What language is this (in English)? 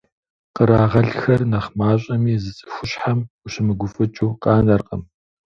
Kabardian